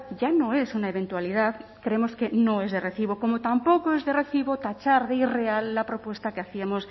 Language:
Spanish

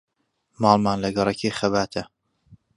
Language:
Central Kurdish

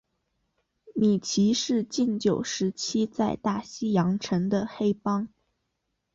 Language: Chinese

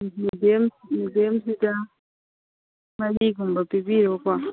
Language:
Manipuri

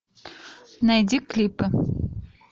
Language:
Russian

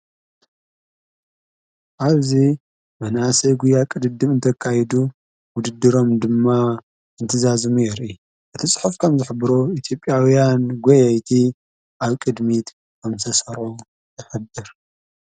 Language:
Tigrinya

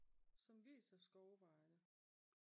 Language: Danish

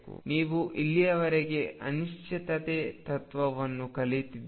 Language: Kannada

